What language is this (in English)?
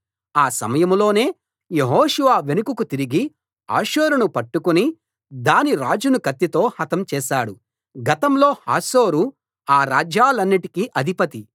Telugu